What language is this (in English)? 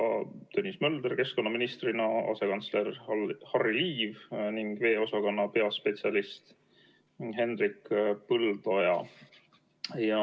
Estonian